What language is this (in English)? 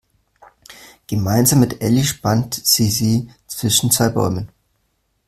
German